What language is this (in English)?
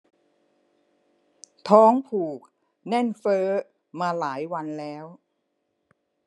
Thai